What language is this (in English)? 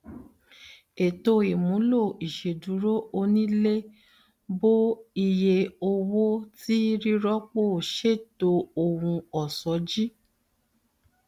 Yoruba